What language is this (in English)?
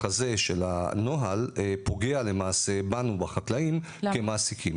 Hebrew